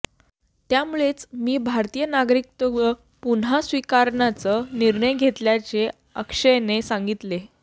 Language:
Marathi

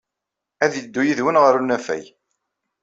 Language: Kabyle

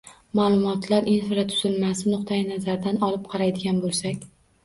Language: Uzbek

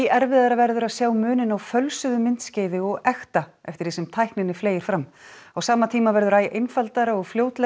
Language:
Icelandic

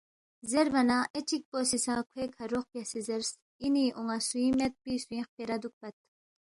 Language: Balti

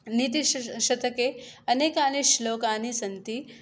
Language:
Sanskrit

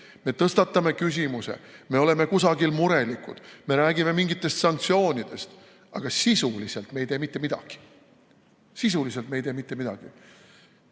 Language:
Estonian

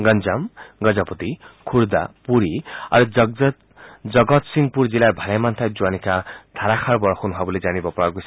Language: Assamese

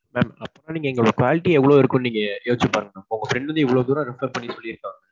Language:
Tamil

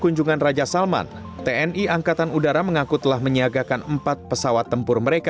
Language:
Indonesian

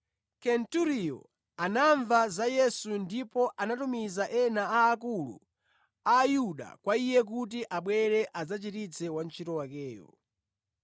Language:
Nyanja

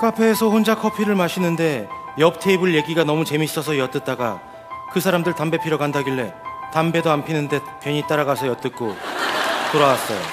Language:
Korean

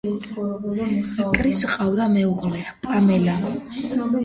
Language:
Georgian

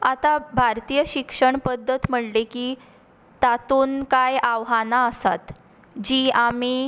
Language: Konkani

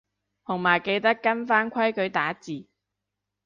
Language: Cantonese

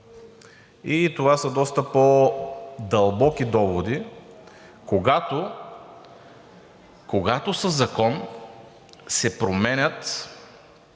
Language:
Bulgarian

